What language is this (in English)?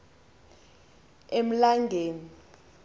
Xhosa